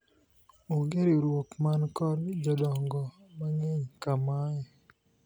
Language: Luo (Kenya and Tanzania)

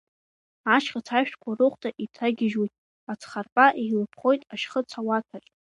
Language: Abkhazian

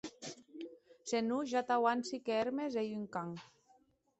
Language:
Occitan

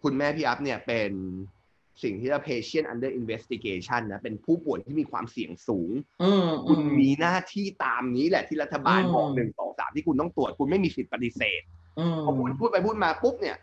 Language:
Thai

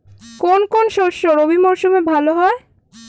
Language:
Bangla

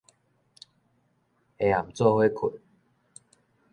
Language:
Min Nan Chinese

